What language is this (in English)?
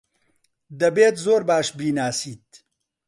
Central Kurdish